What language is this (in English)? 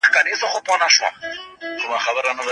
Pashto